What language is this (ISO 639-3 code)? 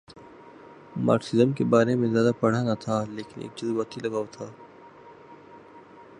urd